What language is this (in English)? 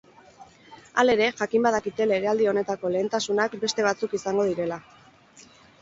Basque